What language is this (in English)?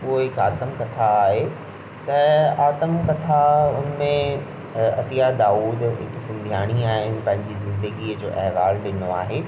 Sindhi